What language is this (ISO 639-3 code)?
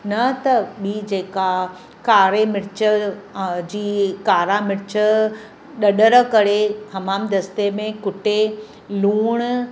snd